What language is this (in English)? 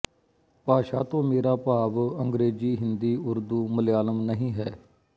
Punjabi